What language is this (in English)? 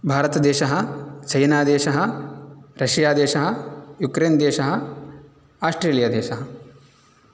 Sanskrit